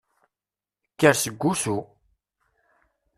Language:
Kabyle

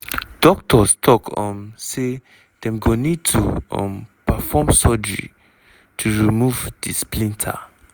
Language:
Nigerian Pidgin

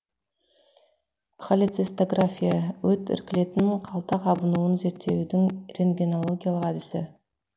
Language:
Kazakh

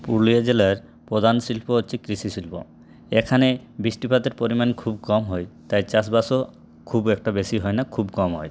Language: Bangla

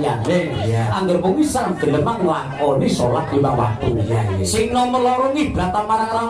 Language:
Indonesian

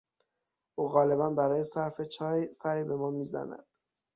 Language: Persian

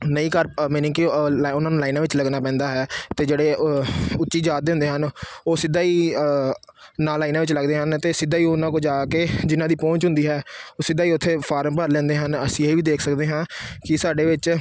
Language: Punjabi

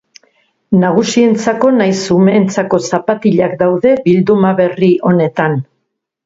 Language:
Basque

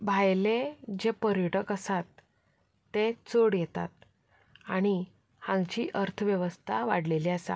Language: Konkani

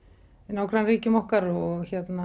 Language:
Icelandic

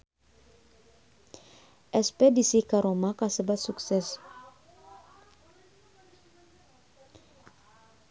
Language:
Sundanese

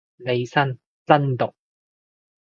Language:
Cantonese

